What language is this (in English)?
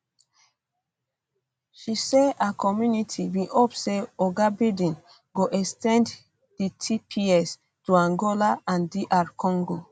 Nigerian Pidgin